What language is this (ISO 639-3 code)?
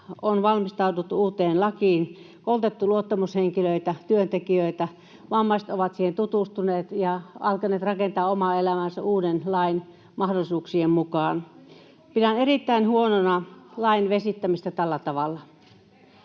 fin